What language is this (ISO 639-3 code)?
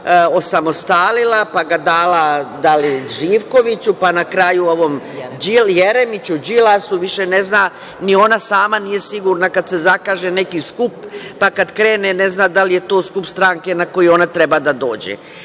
srp